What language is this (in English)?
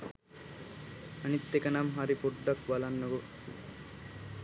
Sinhala